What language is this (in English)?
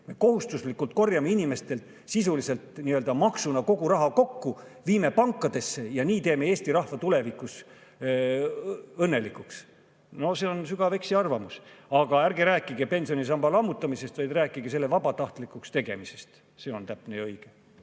Estonian